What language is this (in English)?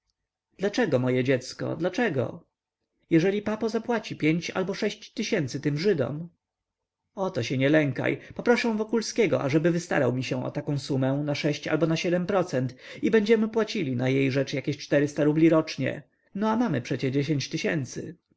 Polish